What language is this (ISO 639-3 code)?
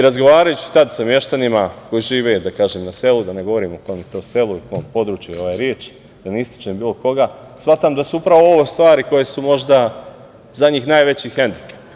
srp